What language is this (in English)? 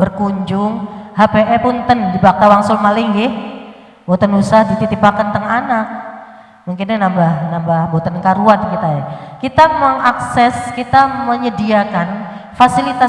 Indonesian